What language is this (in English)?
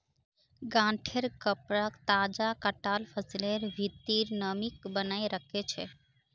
Magahi